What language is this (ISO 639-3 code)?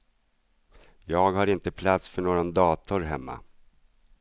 swe